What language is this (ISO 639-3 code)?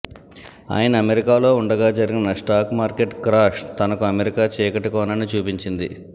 tel